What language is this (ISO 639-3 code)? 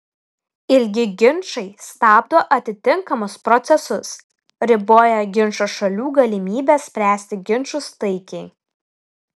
lit